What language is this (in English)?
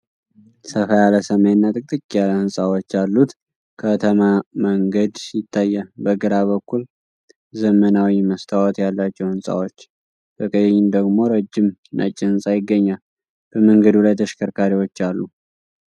Amharic